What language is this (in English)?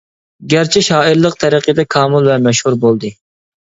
Uyghur